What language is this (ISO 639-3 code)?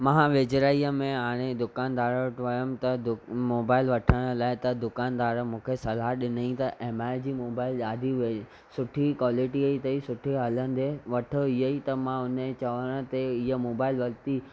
snd